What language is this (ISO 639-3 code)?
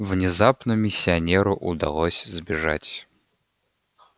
rus